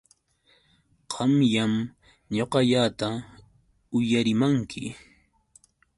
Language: Yauyos Quechua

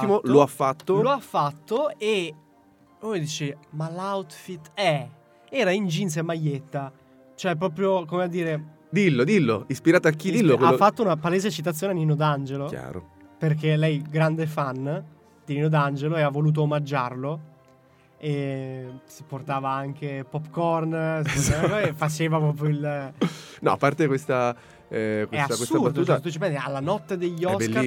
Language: Italian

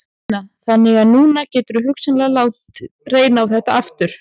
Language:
Icelandic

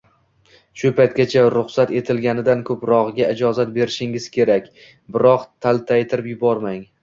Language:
Uzbek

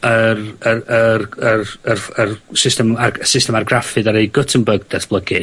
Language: Welsh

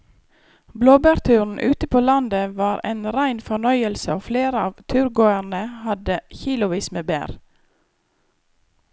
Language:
Norwegian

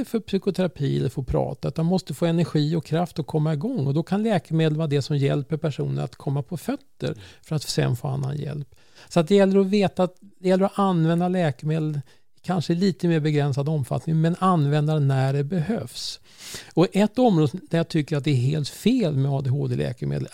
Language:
Swedish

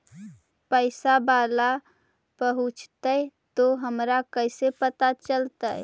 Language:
Magahi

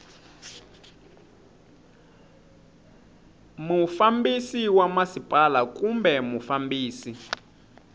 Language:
Tsonga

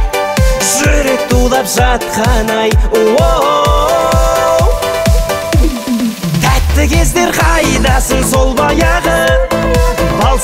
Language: Arabic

